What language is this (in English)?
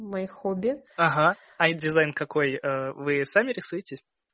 Russian